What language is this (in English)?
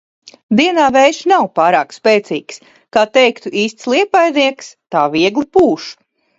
Latvian